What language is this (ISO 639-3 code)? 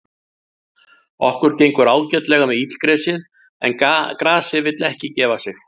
isl